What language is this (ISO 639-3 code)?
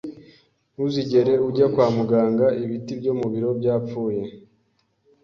kin